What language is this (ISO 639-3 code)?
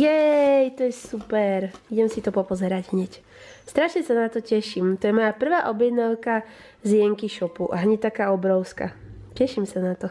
slk